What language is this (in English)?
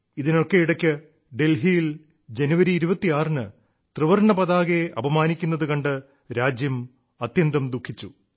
Malayalam